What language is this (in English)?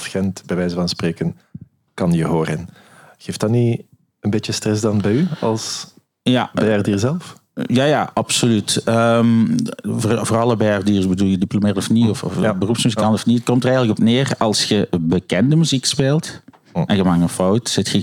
Dutch